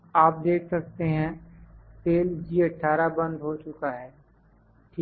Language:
Hindi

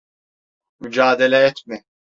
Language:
Turkish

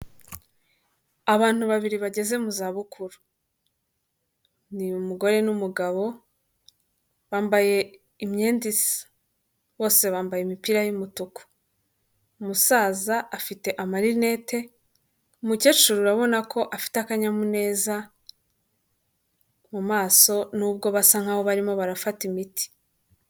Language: Kinyarwanda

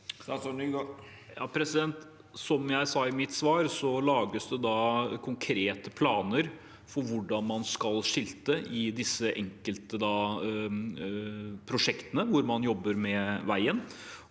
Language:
Norwegian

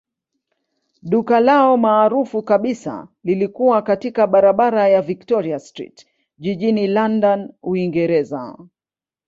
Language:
Swahili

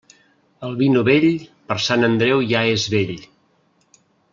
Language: Catalan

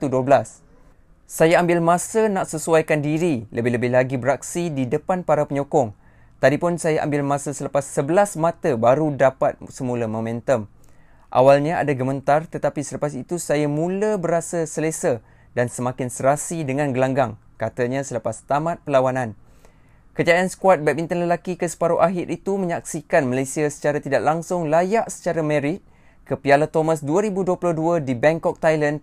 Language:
Malay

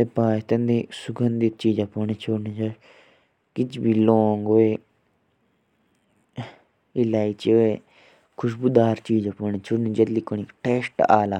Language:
Jaunsari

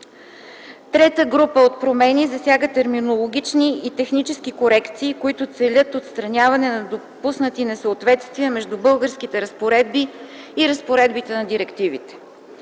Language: Bulgarian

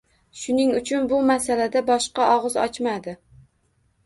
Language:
Uzbek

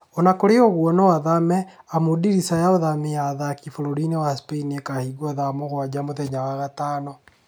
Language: Kikuyu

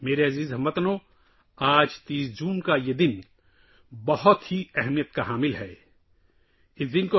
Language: Urdu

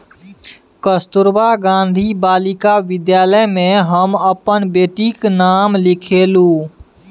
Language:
Maithili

